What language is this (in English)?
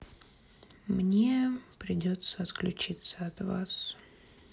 Russian